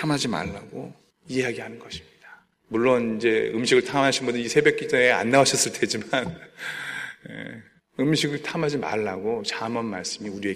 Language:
Korean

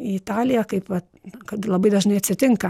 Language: Lithuanian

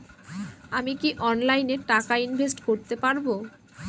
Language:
Bangla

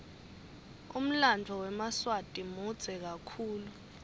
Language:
Swati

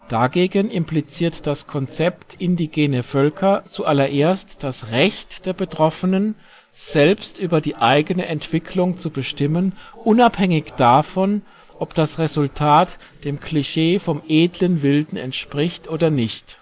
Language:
German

